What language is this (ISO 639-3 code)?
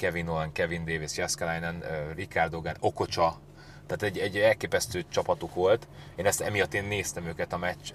hun